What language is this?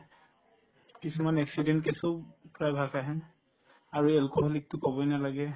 Assamese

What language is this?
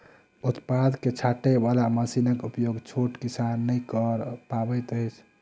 Maithili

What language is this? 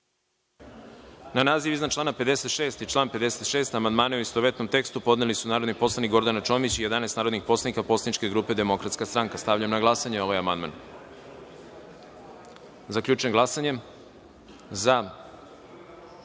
Serbian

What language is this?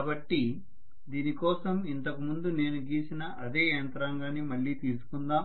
Telugu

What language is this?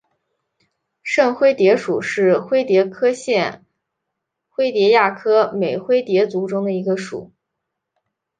Chinese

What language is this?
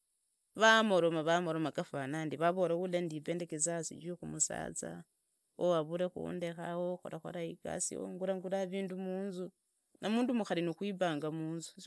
Idakho-Isukha-Tiriki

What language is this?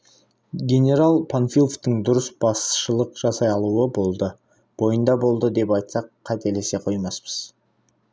Kazakh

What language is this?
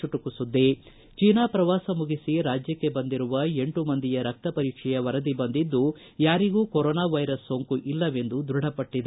Kannada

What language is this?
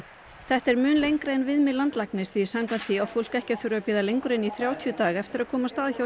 Icelandic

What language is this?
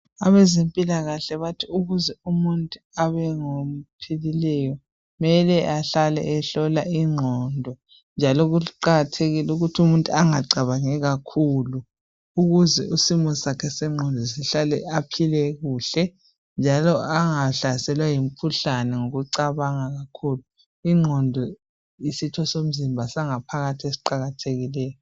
North Ndebele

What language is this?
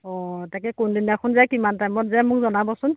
Assamese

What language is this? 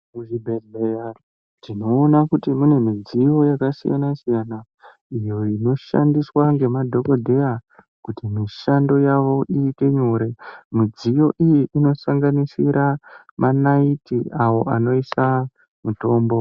Ndau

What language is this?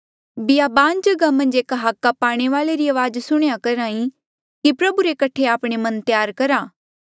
Mandeali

